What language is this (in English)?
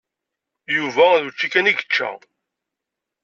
Kabyle